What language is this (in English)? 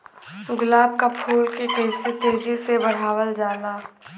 Bhojpuri